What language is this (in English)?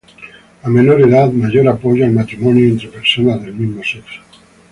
Spanish